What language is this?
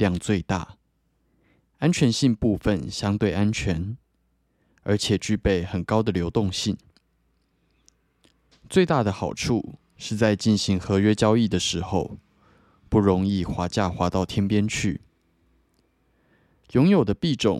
Chinese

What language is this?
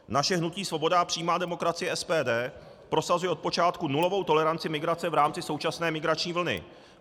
Czech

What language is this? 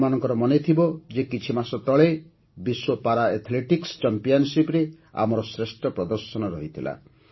Odia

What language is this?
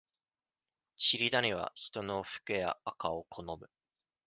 Japanese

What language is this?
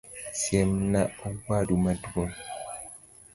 Luo (Kenya and Tanzania)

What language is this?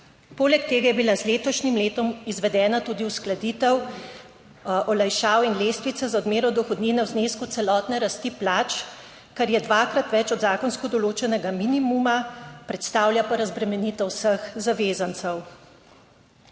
Slovenian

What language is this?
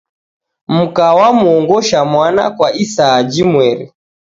Taita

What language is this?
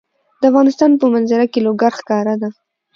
Pashto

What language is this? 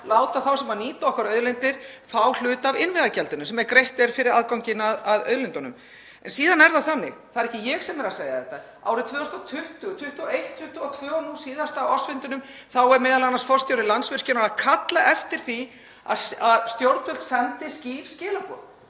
Icelandic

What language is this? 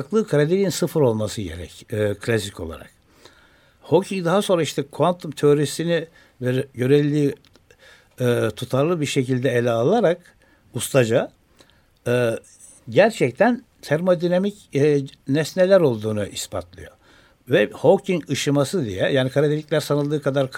Turkish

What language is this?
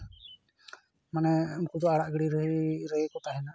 Santali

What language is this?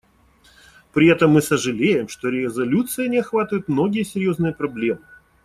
Russian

